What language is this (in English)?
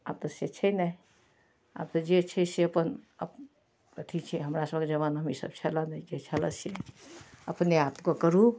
Maithili